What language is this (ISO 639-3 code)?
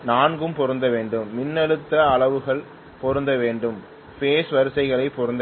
tam